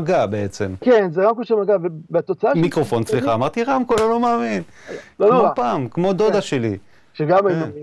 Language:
Hebrew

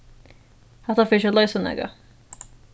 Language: Faroese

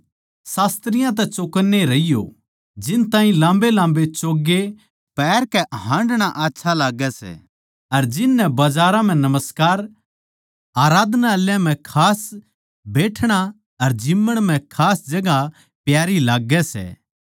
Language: Haryanvi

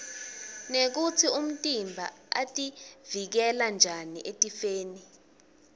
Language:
Swati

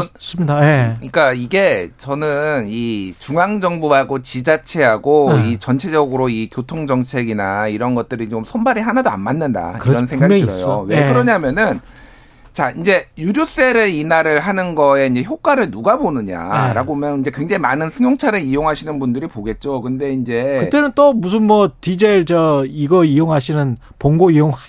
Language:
Korean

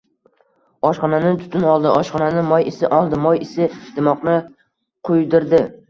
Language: Uzbek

